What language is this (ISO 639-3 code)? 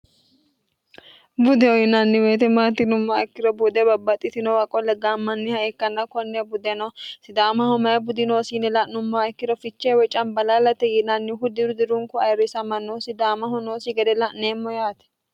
sid